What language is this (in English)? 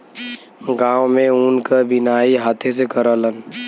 Bhojpuri